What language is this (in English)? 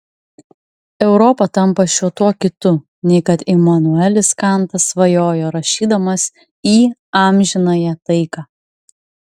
Lithuanian